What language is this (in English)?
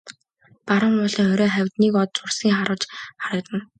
Mongolian